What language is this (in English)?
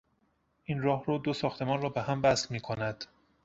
Persian